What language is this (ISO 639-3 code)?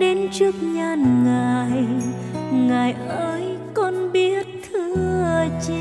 vie